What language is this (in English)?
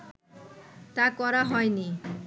Bangla